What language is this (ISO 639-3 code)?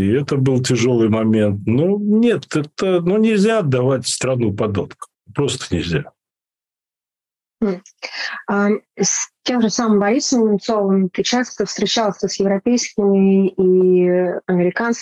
rus